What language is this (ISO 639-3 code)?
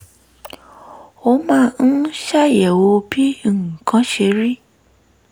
yor